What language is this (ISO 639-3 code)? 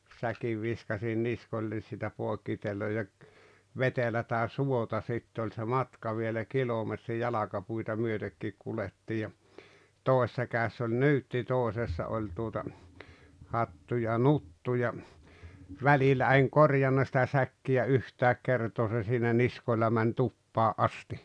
fin